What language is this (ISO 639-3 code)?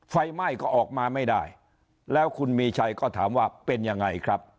tha